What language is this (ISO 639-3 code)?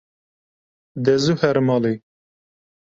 kur